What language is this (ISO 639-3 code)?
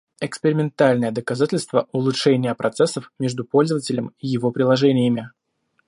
rus